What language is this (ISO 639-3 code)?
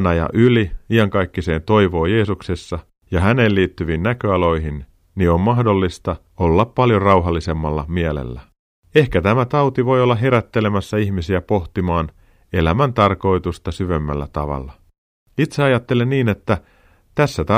fin